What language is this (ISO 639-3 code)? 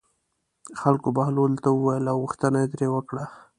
pus